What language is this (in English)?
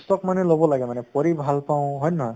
Assamese